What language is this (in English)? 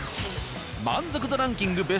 Japanese